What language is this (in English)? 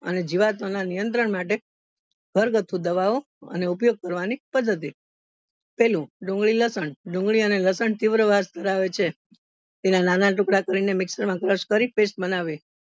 Gujarati